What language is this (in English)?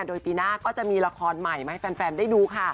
Thai